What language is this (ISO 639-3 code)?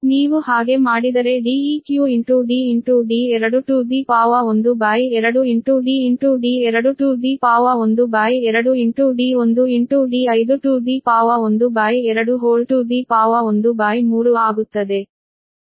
kan